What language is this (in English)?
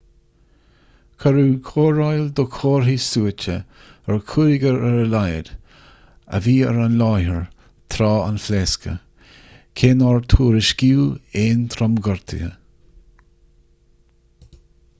Irish